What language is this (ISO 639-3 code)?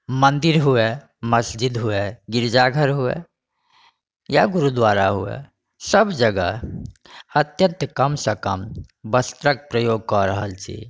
mai